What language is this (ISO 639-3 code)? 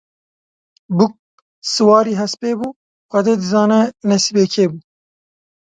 kur